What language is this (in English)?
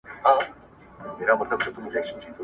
Pashto